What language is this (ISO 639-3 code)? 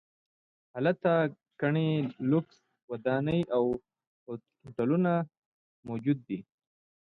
pus